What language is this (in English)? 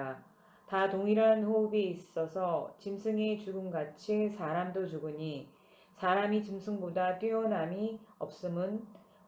Korean